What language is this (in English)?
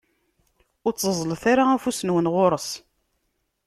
Kabyle